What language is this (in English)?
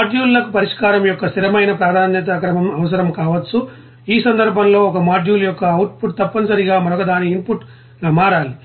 Telugu